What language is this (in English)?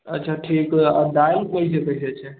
Maithili